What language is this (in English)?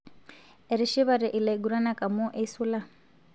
Masai